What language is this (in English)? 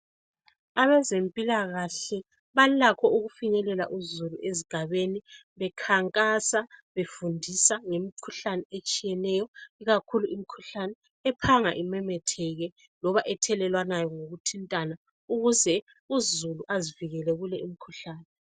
North Ndebele